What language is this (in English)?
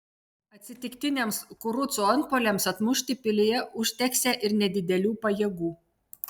Lithuanian